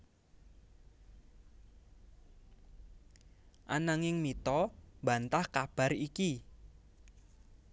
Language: Javanese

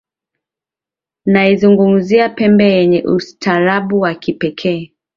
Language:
Swahili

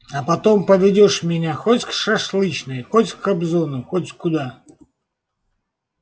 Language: Russian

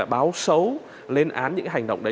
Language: Vietnamese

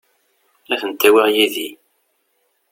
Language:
Kabyle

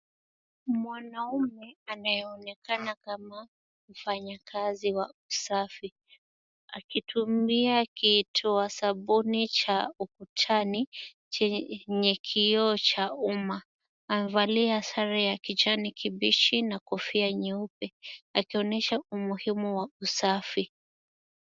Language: Swahili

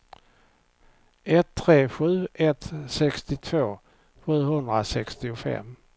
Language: Swedish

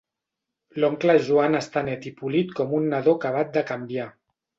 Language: Catalan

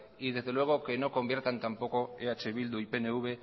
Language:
Spanish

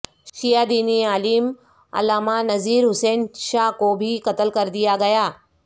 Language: Urdu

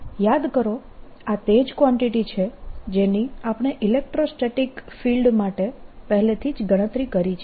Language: Gujarati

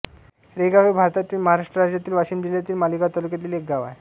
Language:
Marathi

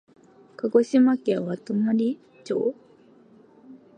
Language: Japanese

